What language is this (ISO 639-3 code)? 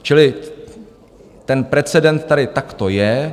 ces